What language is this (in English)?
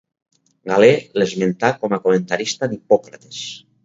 Catalan